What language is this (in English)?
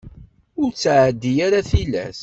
Kabyle